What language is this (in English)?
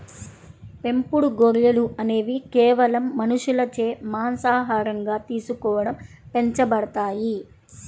Telugu